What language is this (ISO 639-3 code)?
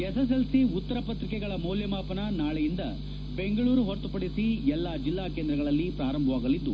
kan